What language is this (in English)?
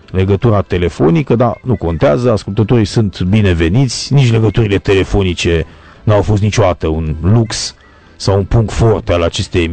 Romanian